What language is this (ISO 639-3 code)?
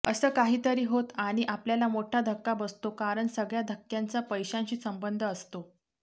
mar